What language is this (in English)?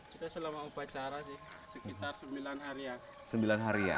Indonesian